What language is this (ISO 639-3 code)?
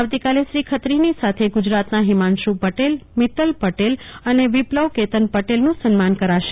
guj